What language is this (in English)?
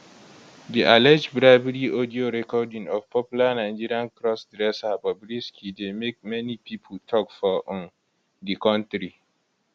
Nigerian Pidgin